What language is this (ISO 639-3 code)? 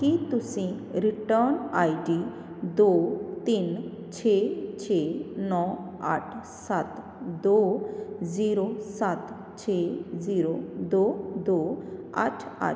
pan